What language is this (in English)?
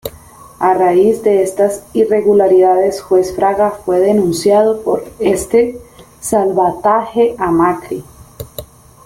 Spanish